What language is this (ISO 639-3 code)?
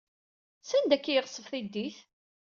kab